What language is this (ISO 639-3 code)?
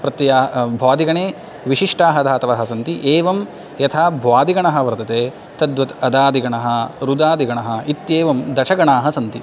san